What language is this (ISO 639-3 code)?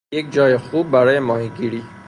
fas